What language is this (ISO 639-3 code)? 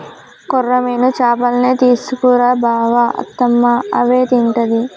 tel